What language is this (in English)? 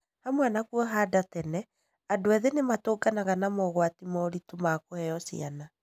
Kikuyu